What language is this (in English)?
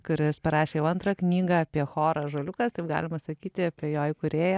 Lithuanian